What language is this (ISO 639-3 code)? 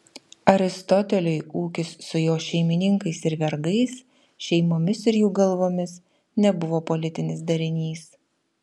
lit